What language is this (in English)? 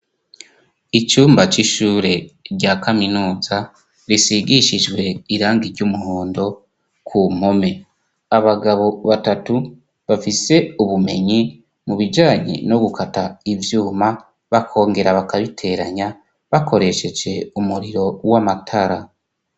Rundi